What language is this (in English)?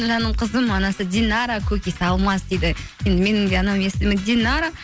Kazakh